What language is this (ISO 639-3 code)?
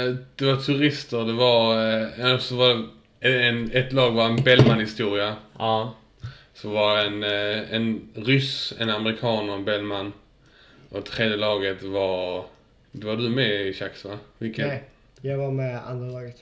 swe